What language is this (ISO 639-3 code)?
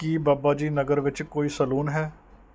pan